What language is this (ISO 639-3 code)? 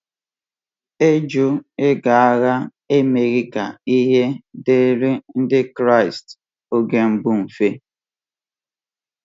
ibo